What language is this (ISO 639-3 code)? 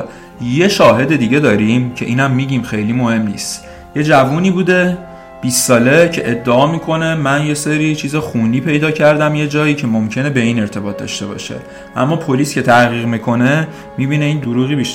fas